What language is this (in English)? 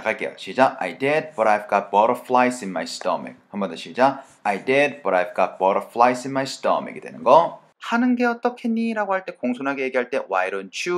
Korean